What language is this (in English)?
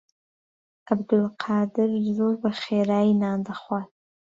Central Kurdish